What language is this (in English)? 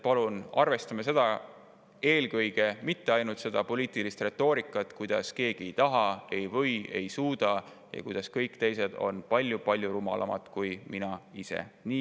Estonian